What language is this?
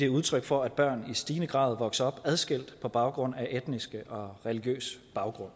Danish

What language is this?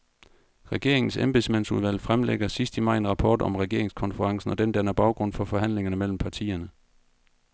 Danish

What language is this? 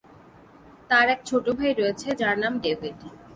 Bangla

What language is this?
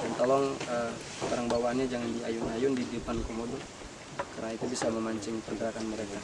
Indonesian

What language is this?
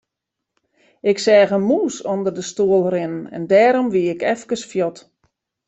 Western Frisian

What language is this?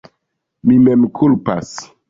Esperanto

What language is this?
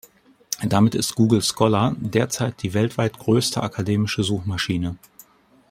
German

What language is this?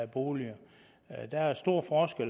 Danish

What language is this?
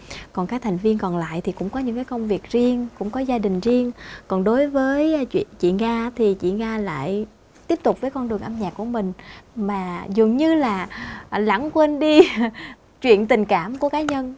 Vietnamese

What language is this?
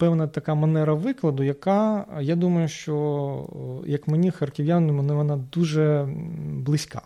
Ukrainian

